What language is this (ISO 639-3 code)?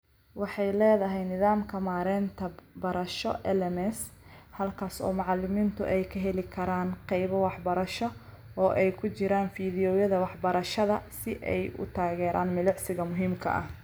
som